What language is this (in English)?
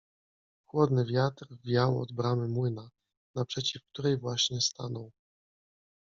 Polish